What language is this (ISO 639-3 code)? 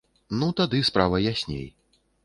bel